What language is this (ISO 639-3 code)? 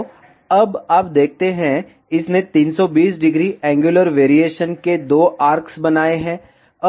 hin